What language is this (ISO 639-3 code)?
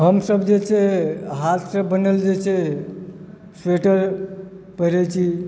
mai